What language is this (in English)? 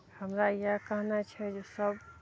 Maithili